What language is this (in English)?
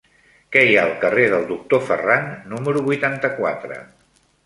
Catalan